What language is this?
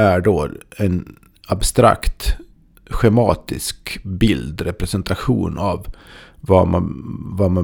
Swedish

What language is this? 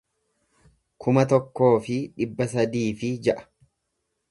Oromo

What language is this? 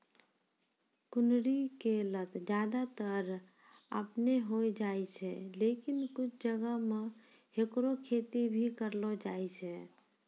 Maithili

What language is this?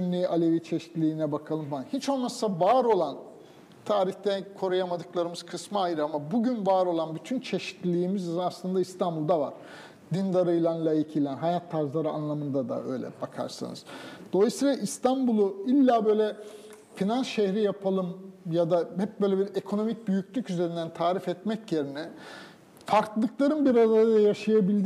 Turkish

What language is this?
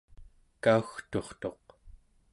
Central Yupik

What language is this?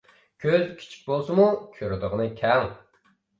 Uyghur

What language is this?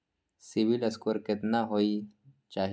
Maithili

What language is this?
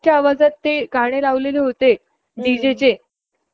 Marathi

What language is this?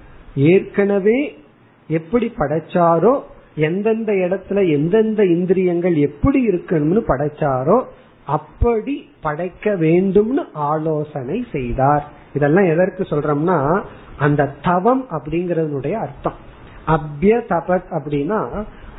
Tamil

